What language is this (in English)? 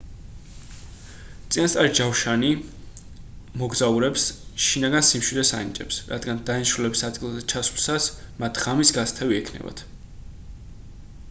Georgian